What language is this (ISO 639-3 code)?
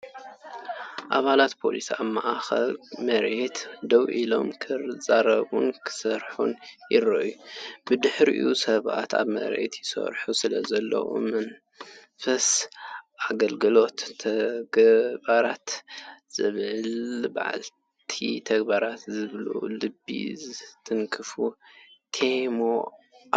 tir